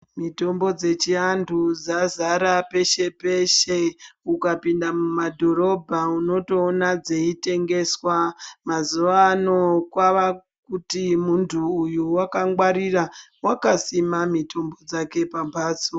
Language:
Ndau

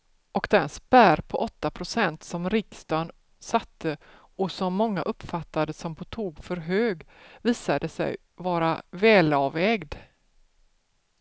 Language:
Swedish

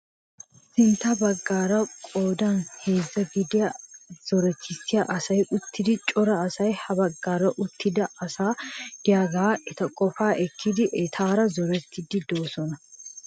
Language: Wolaytta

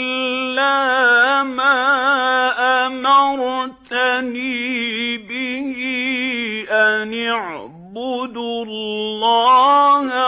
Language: Arabic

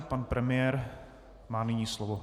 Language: Czech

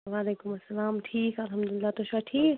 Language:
Kashmiri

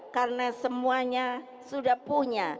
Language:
Indonesian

